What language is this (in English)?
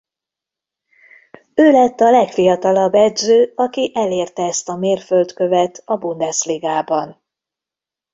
Hungarian